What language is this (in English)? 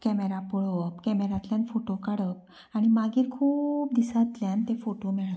Konkani